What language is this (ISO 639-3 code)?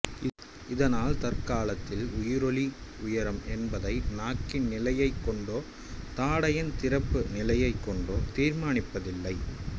tam